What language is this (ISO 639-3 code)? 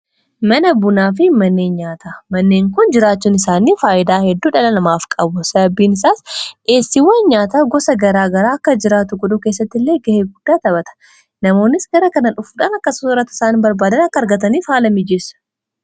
orm